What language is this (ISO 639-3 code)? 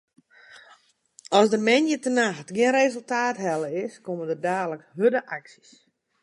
fry